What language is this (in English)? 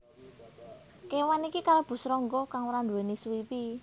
Javanese